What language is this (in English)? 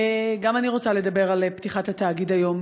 Hebrew